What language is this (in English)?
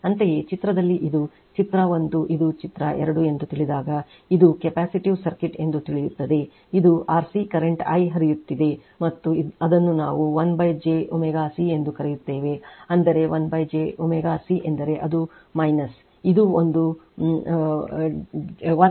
Kannada